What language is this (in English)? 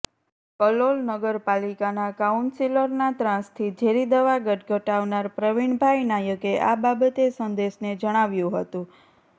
Gujarati